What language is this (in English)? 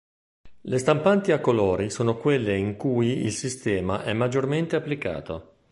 Italian